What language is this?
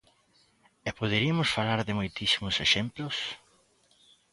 Galician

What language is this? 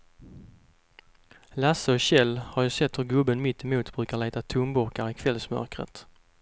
Swedish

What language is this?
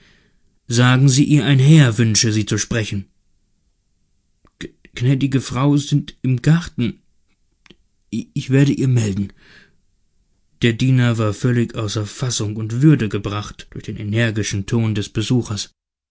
German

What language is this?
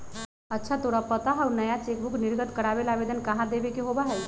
Magahi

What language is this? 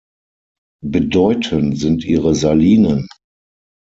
German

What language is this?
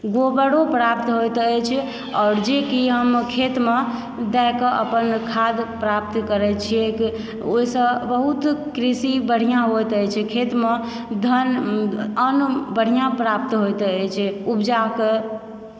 Maithili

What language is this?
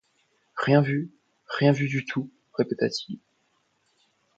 French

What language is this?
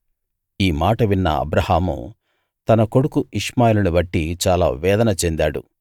Telugu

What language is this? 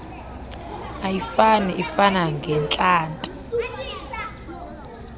Xhosa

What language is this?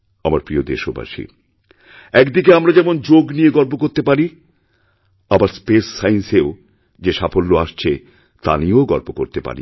Bangla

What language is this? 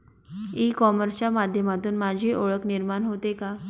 Marathi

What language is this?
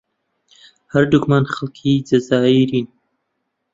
Central Kurdish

